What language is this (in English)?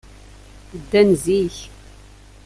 Kabyle